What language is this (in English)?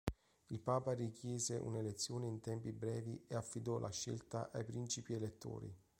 Italian